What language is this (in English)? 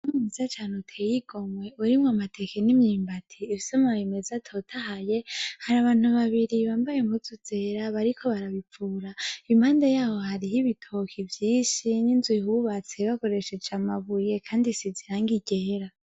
Rundi